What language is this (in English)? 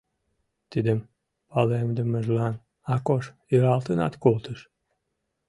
Mari